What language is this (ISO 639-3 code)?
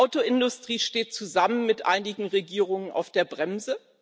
deu